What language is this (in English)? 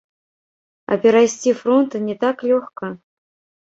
Belarusian